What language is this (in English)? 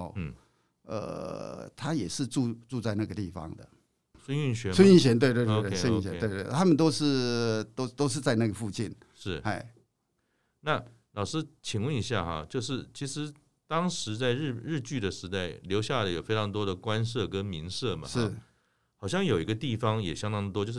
Chinese